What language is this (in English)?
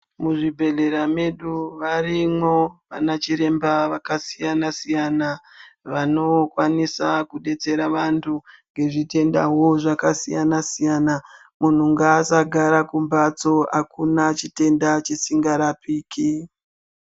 Ndau